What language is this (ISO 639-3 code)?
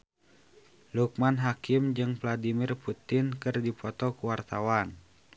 sun